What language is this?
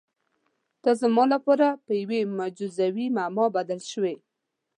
Pashto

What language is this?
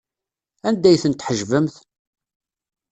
Kabyle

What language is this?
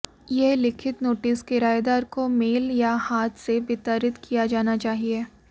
Hindi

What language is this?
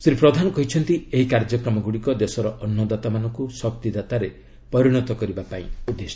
Odia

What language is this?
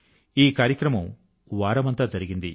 Telugu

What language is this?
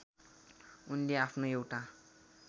Nepali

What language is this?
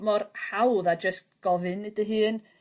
Welsh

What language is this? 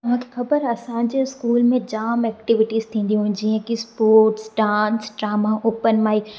Sindhi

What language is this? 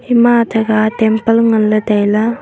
Wancho Naga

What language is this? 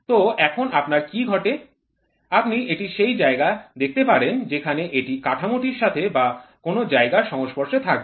Bangla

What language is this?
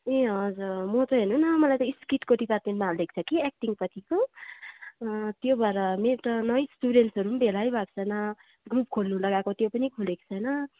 Nepali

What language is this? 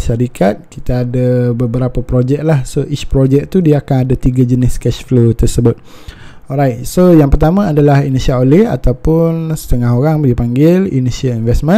Malay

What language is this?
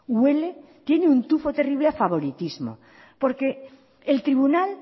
Spanish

